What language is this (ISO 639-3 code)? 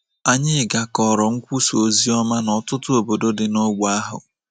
ibo